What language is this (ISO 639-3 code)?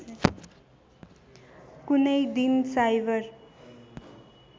nep